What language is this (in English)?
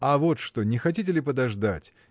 Russian